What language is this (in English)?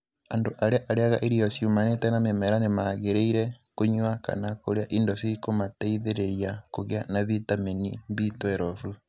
Kikuyu